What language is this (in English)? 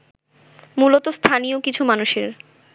Bangla